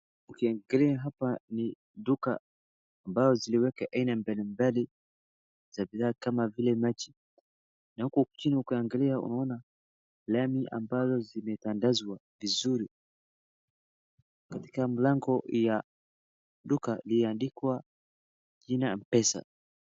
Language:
Swahili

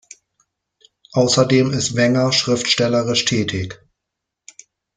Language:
German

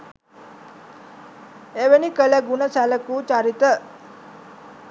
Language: Sinhala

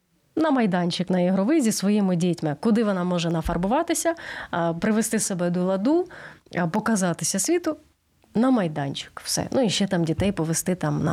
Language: Ukrainian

